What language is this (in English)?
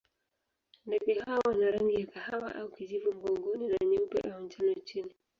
Swahili